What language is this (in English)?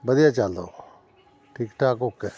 Punjabi